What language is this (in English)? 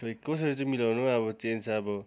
Nepali